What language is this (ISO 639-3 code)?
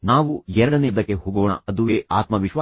kan